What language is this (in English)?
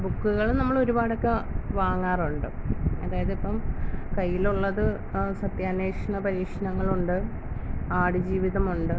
Malayalam